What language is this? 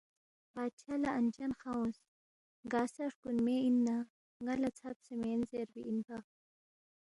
Balti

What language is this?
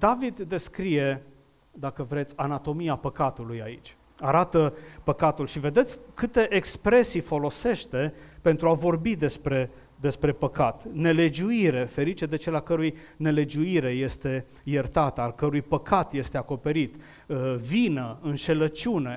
Romanian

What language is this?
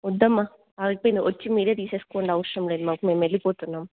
Telugu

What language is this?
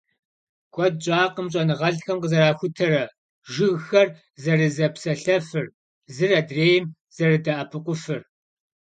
Kabardian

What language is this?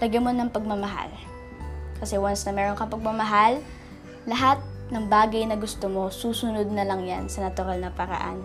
Filipino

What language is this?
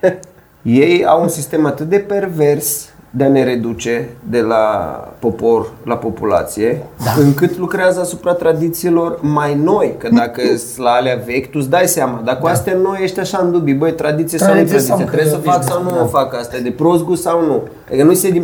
Romanian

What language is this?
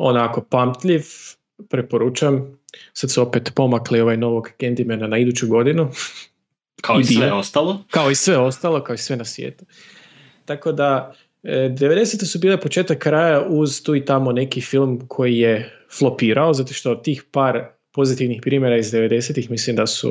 Croatian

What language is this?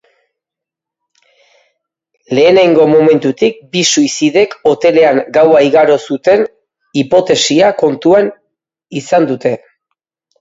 Basque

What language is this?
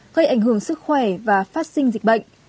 Vietnamese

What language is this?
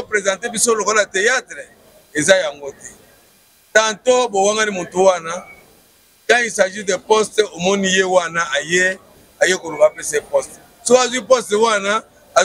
French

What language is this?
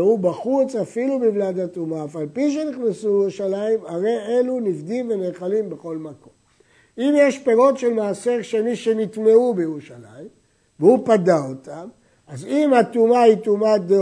Hebrew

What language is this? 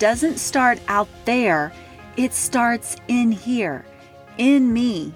English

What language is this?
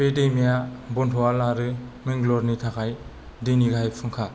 Bodo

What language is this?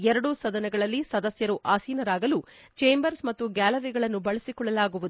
Kannada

